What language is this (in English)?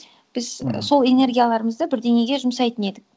Kazakh